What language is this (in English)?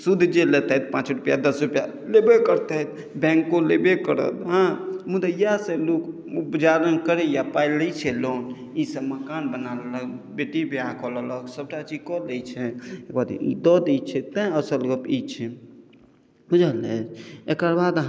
Maithili